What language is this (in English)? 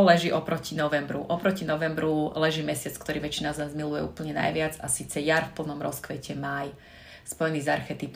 Slovak